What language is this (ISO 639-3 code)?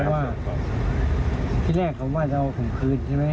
tha